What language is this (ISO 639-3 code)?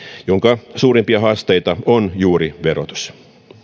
fin